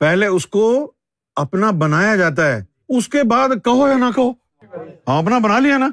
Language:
Urdu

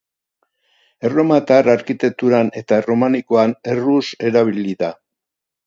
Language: Basque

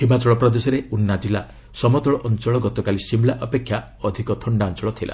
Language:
Odia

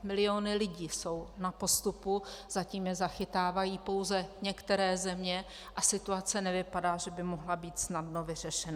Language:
Czech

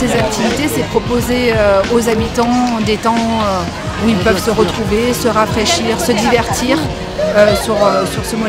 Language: French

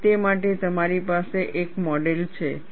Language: Gujarati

